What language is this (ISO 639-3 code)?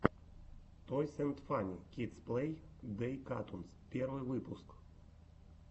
rus